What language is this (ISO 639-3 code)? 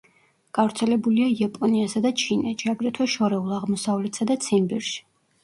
kat